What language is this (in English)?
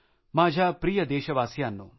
Marathi